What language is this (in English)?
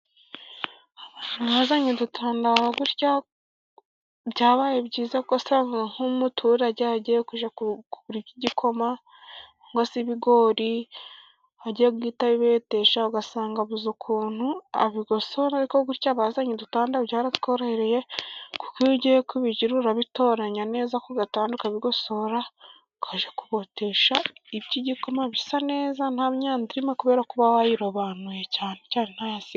Kinyarwanda